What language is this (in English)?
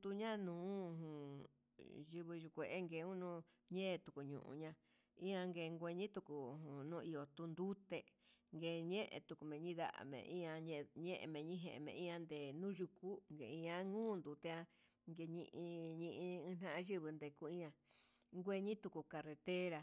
Huitepec Mixtec